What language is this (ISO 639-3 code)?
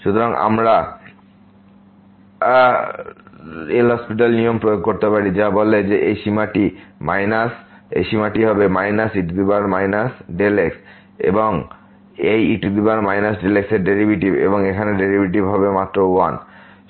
ben